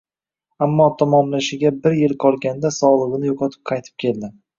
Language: Uzbek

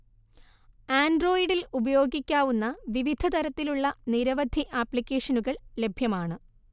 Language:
Malayalam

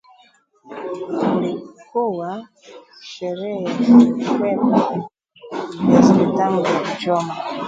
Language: Swahili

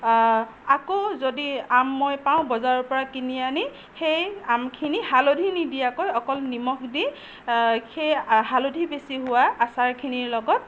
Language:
Assamese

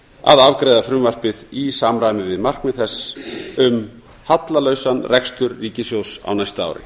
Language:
Icelandic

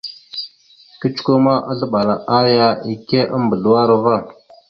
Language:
Mada (Cameroon)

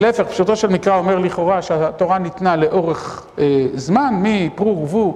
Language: Hebrew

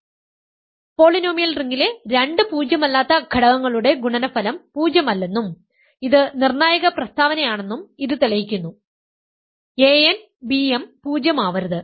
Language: Malayalam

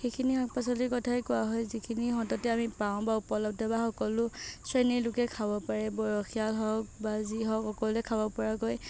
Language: Assamese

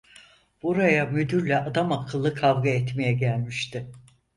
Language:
Turkish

